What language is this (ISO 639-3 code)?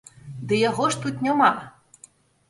bel